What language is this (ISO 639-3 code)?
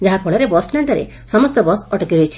ori